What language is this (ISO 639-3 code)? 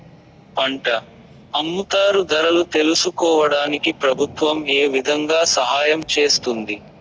tel